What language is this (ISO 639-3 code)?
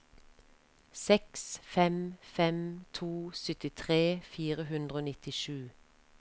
nor